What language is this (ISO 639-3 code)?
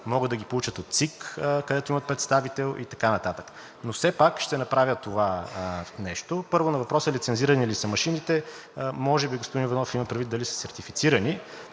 bul